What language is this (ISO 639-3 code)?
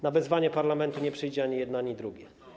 pol